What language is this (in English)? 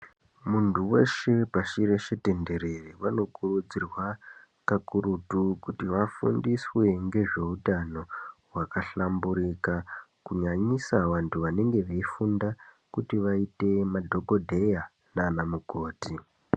Ndau